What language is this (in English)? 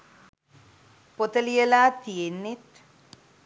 Sinhala